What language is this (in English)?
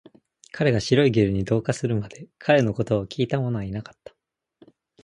Japanese